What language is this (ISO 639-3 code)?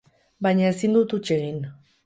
eus